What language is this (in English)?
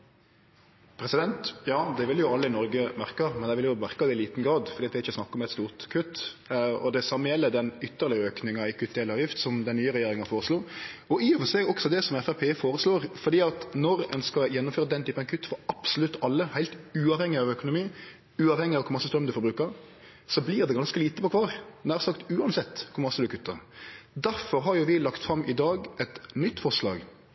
Norwegian Nynorsk